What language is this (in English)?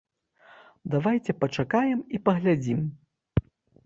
Belarusian